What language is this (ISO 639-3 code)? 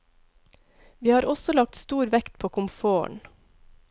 nor